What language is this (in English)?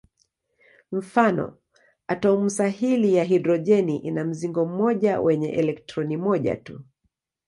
Swahili